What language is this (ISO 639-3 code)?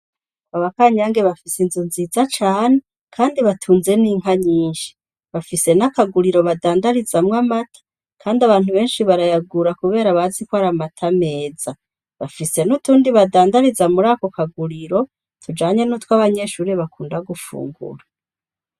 run